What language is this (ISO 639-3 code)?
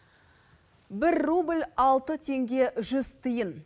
kaz